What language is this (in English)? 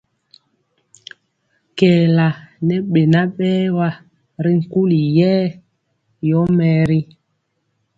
Mpiemo